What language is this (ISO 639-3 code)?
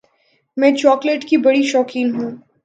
urd